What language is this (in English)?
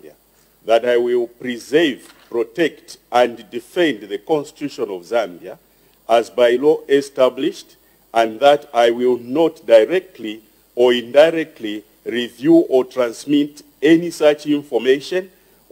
English